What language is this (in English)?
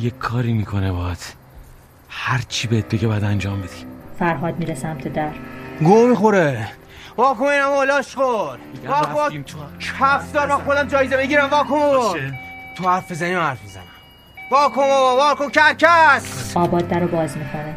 Persian